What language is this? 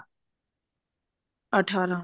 Punjabi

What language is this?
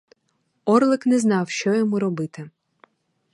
Ukrainian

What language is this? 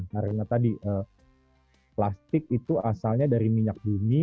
Indonesian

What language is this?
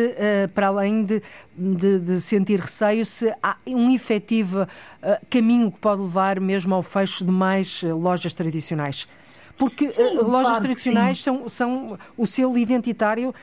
Portuguese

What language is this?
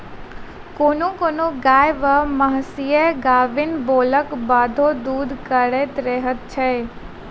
Maithili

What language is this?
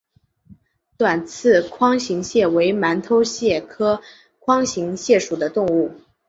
Chinese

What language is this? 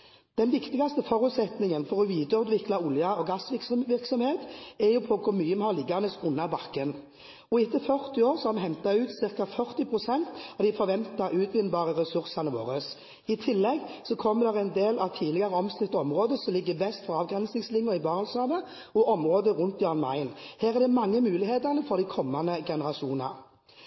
Norwegian Bokmål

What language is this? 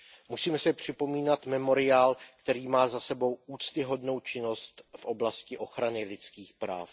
Czech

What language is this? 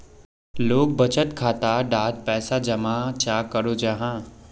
Magahi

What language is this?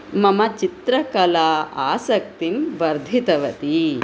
Sanskrit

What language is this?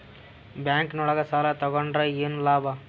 Kannada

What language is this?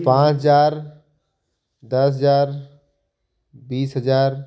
Hindi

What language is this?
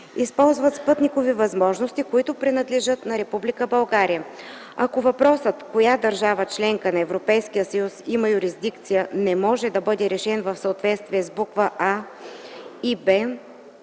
Bulgarian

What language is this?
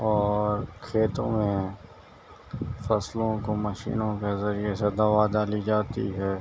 Urdu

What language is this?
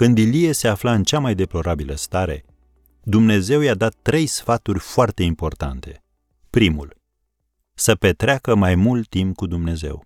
Romanian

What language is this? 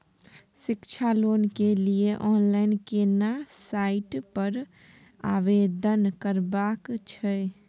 Maithili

